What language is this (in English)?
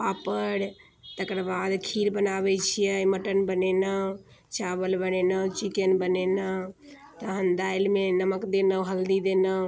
Maithili